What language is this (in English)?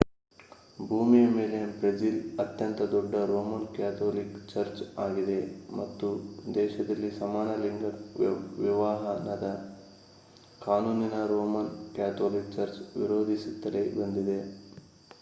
Kannada